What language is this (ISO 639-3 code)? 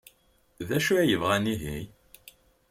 kab